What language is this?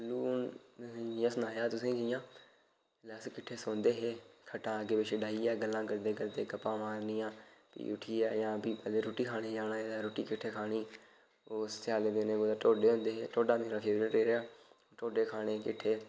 Dogri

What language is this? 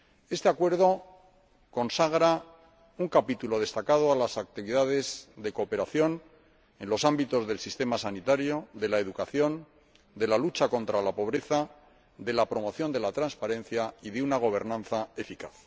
Spanish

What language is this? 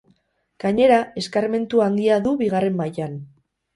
Basque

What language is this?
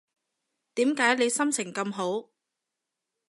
Cantonese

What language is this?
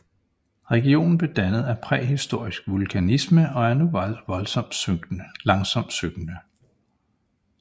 Danish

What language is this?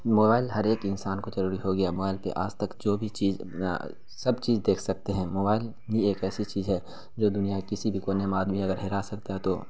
Urdu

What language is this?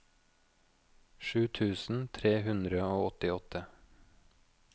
Norwegian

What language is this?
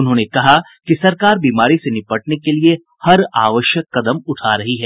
Hindi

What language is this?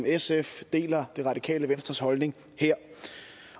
Danish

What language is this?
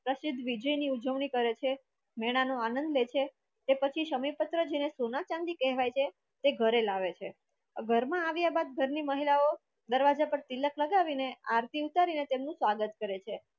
Gujarati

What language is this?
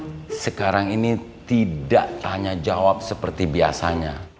Indonesian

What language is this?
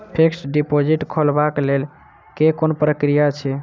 Maithili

